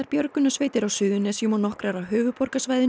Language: Icelandic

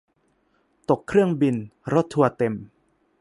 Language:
Thai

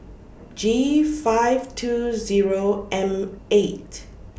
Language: English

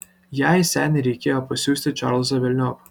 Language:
Lithuanian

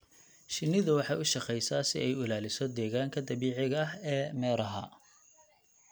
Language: Somali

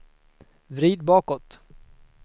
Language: Swedish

